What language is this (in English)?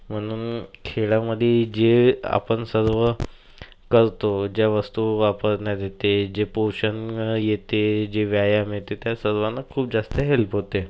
Marathi